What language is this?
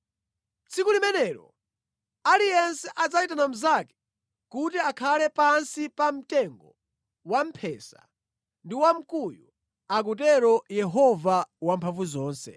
Nyanja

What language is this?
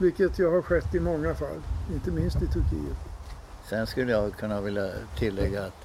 Swedish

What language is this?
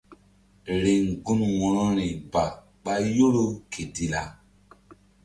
Mbum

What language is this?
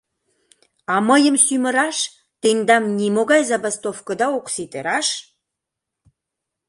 Mari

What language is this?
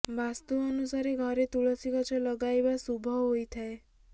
Odia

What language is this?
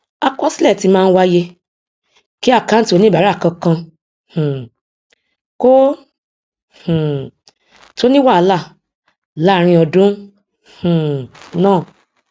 Yoruba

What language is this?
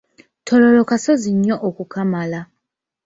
Ganda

